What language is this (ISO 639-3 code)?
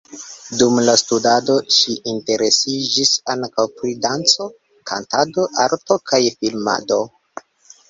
epo